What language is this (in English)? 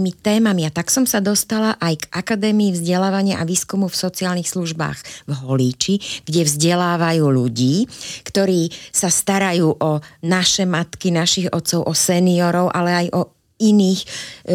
Slovak